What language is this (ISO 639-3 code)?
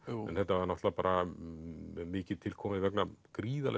isl